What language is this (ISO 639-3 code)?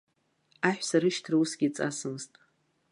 abk